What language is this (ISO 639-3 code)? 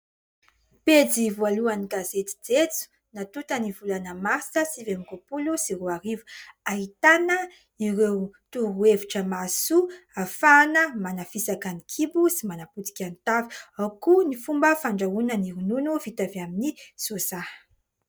mlg